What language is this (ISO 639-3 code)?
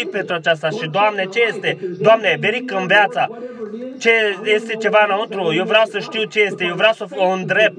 ron